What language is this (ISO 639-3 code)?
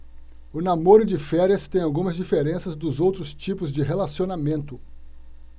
por